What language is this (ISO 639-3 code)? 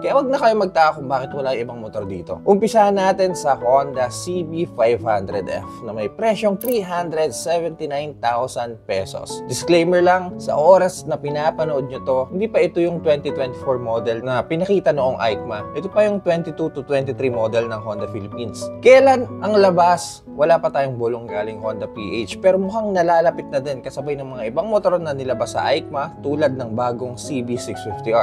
fil